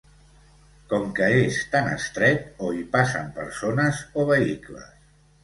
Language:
Catalan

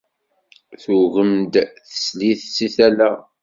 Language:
Kabyle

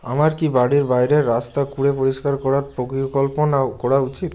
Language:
Bangla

